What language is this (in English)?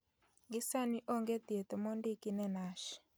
Luo (Kenya and Tanzania)